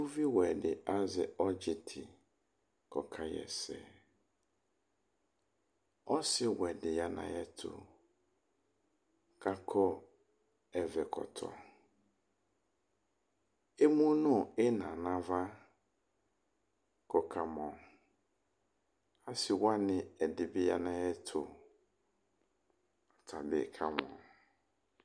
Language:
Ikposo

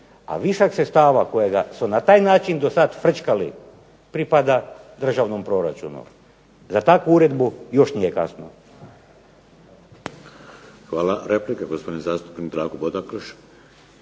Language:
Croatian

